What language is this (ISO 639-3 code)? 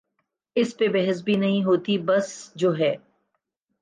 urd